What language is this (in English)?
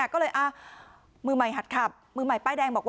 Thai